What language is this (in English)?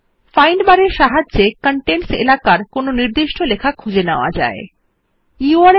Bangla